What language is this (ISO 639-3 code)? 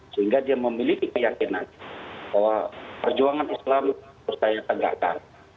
ind